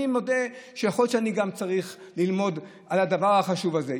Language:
Hebrew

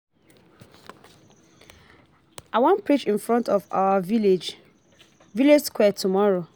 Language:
Nigerian Pidgin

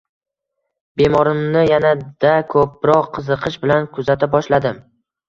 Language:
Uzbek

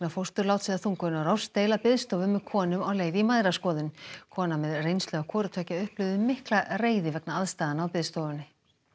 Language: Icelandic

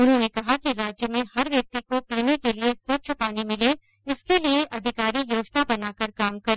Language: Hindi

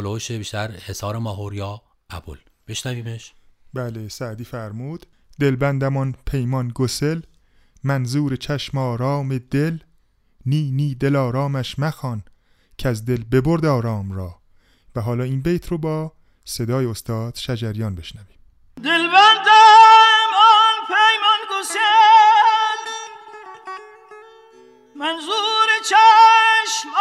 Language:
Persian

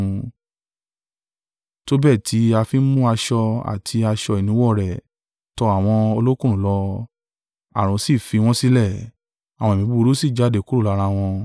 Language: Yoruba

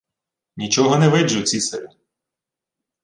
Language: Ukrainian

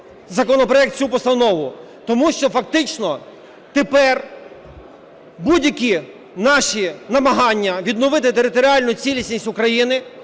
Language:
Ukrainian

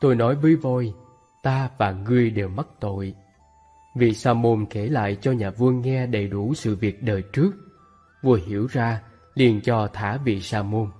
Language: Vietnamese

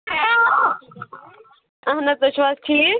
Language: Kashmiri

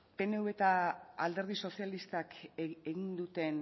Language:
Basque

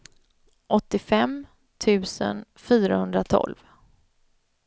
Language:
Swedish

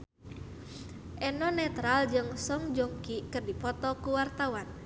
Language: Sundanese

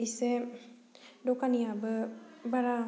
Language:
Bodo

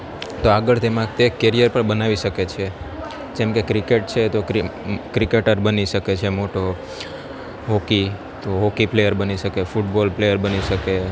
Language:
Gujarati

